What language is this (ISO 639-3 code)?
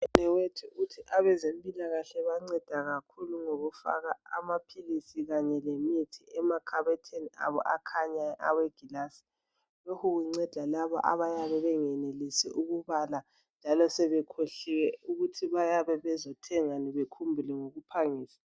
nde